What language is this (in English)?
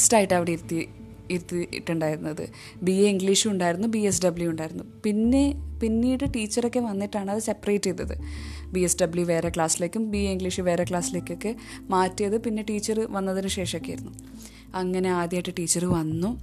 Malayalam